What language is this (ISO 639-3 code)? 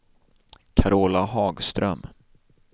swe